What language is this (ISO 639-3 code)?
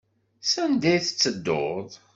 kab